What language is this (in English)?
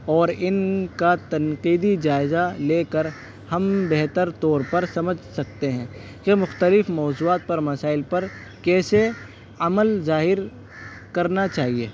Urdu